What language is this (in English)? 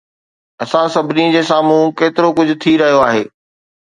Sindhi